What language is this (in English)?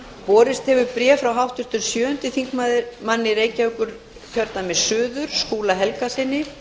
Icelandic